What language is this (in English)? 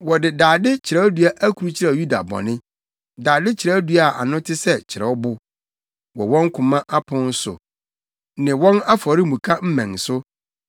Akan